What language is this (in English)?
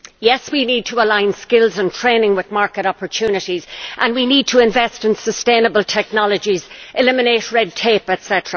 English